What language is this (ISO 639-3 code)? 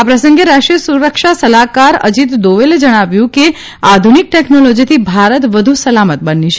guj